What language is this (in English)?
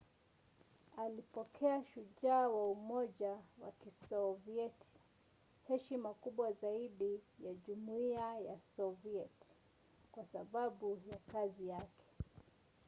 Swahili